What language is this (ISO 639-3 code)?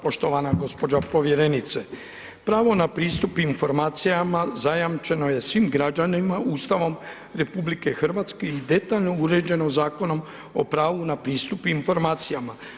hrv